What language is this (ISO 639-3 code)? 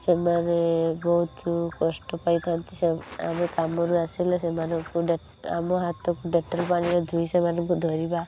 ori